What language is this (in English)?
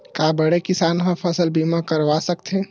Chhattisgarhi